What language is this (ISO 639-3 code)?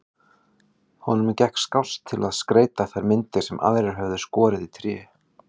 isl